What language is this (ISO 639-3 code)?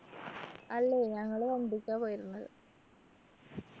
mal